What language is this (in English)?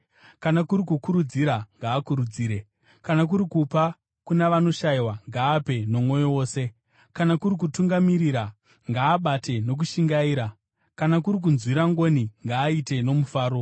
Shona